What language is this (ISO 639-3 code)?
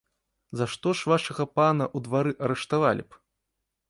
bel